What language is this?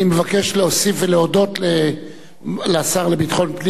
Hebrew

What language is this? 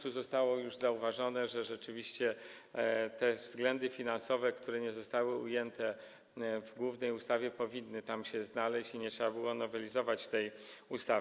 Polish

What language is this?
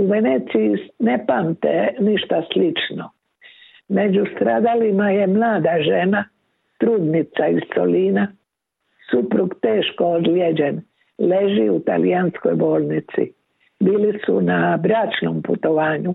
Croatian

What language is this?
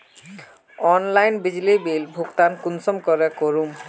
Magahi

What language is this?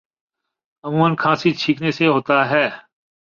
Urdu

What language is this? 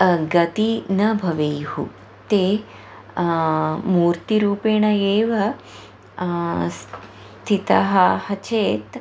Sanskrit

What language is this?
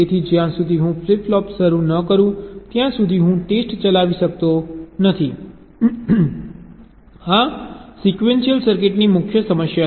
Gujarati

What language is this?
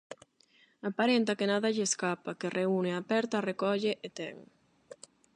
Galician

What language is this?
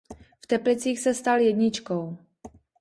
Czech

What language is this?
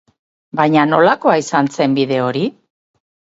Basque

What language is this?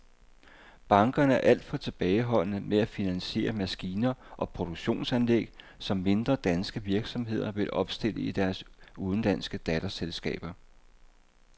Danish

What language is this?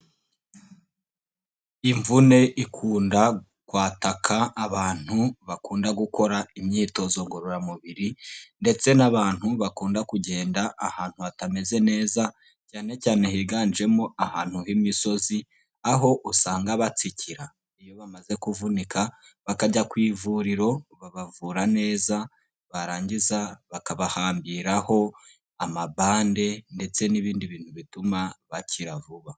Kinyarwanda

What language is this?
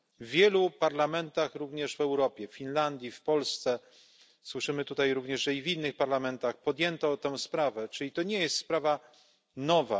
Polish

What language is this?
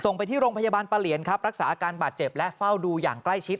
Thai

